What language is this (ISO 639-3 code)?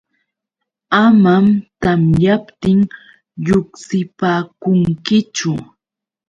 qux